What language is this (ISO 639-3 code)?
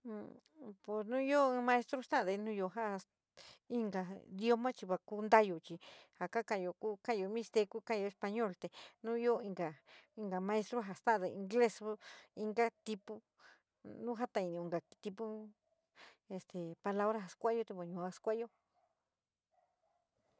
mig